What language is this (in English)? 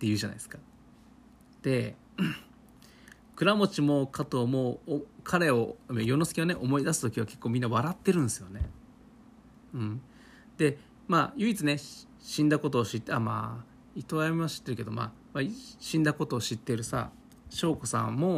Japanese